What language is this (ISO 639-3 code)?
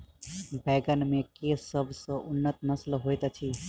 mai